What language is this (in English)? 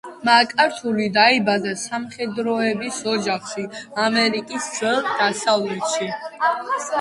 Georgian